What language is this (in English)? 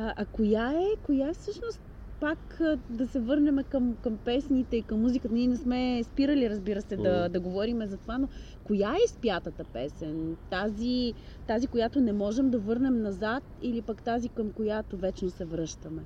Bulgarian